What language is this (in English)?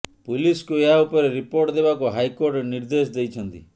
Odia